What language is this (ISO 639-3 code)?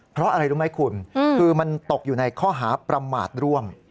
tha